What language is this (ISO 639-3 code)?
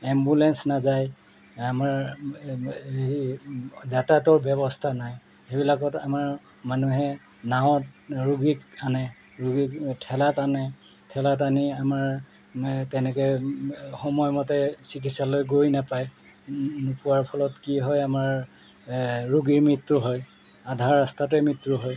asm